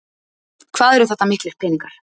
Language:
Icelandic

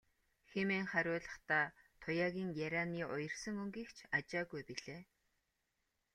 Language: Mongolian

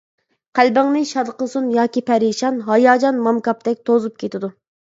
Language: Uyghur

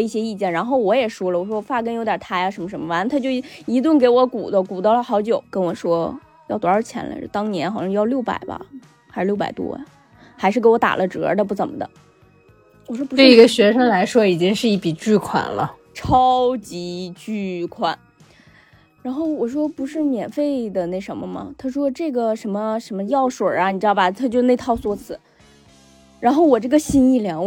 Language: Chinese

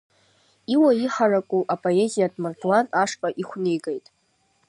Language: Abkhazian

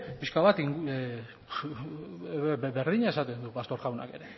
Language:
Basque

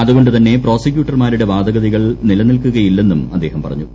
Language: Malayalam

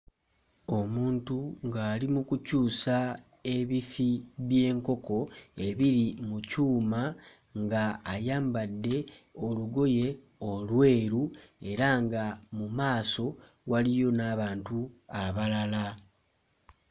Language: Ganda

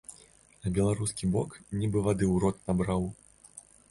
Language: Belarusian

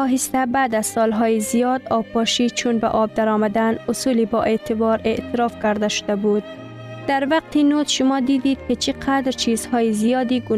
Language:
Persian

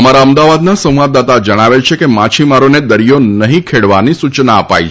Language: Gujarati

